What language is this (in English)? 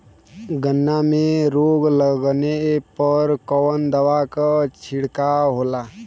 Bhojpuri